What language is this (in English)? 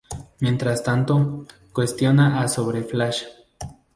Spanish